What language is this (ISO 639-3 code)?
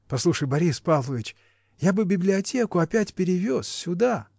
rus